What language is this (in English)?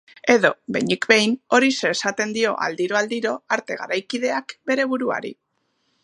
Basque